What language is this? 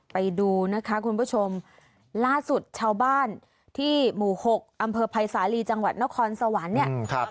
Thai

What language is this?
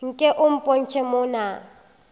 Northern Sotho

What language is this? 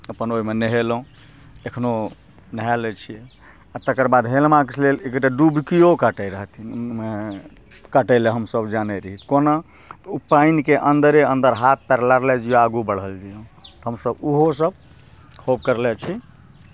Maithili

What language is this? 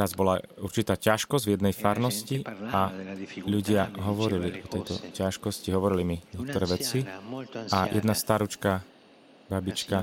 Slovak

